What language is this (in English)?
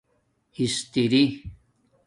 Domaaki